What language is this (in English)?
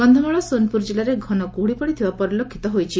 Odia